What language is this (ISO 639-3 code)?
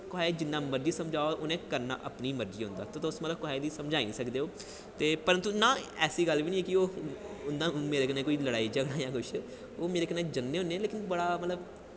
doi